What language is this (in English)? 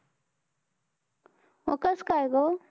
Marathi